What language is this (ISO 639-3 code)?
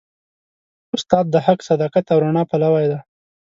pus